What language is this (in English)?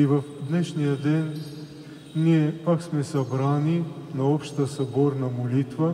Bulgarian